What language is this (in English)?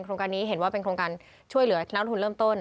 Thai